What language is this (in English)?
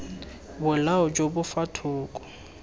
Tswana